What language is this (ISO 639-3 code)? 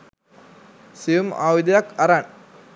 sin